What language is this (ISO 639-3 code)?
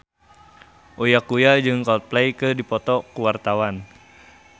sun